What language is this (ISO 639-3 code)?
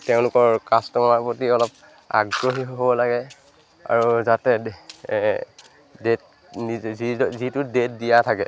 asm